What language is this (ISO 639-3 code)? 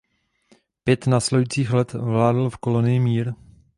ces